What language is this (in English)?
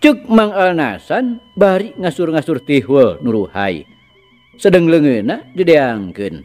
Indonesian